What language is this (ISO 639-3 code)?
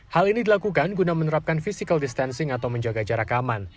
ind